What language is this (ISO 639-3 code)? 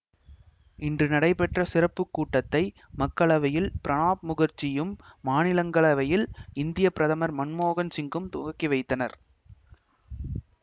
tam